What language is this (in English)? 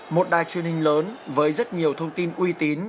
Vietnamese